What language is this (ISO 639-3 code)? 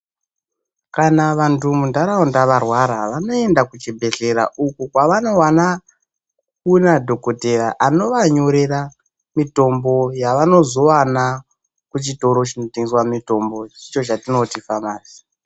ndc